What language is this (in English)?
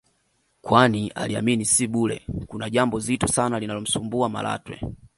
Swahili